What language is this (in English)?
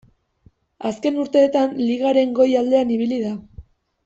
Basque